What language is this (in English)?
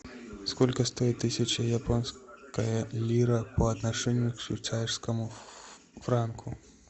Russian